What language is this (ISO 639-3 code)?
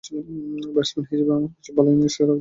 ben